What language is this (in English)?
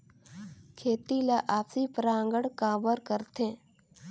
Chhattisgarhi